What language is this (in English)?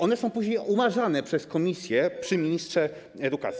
Polish